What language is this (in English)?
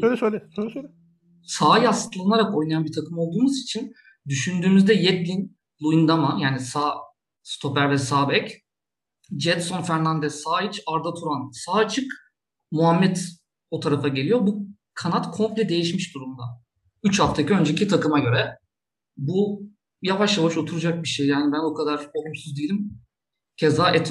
Turkish